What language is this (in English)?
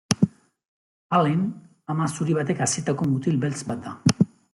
Basque